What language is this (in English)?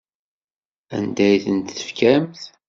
Kabyle